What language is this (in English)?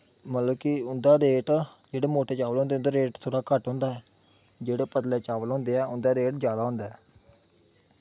Dogri